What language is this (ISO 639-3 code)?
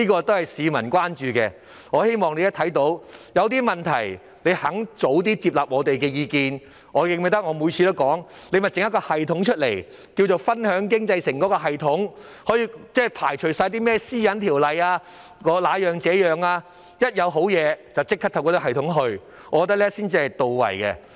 yue